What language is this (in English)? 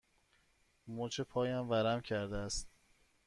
Persian